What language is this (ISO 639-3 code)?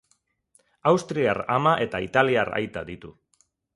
eus